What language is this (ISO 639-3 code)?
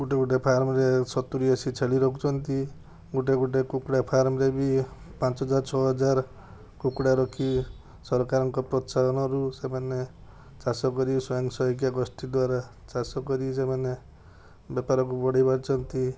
ori